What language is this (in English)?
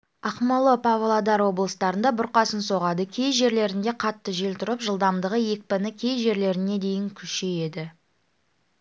Kazakh